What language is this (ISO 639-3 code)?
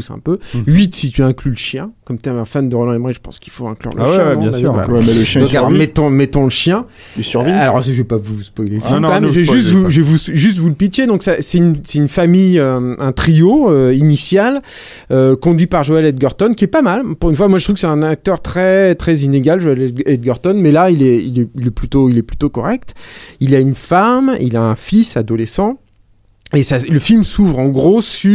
fra